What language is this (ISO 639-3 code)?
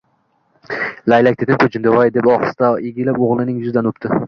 uzb